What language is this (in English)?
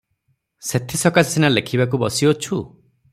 Odia